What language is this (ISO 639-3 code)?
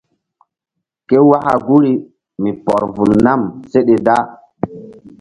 mdd